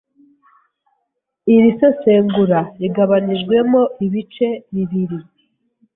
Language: Kinyarwanda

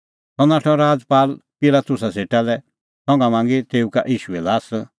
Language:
Kullu Pahari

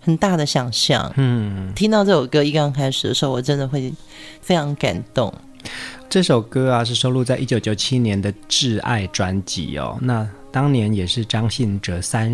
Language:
Chinese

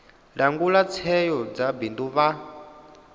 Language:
Venda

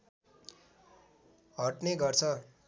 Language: Nepali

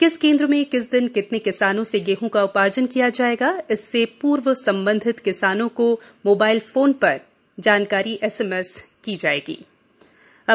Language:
Hindi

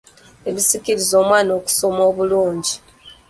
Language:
Ganda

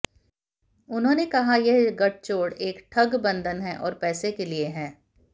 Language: Hindi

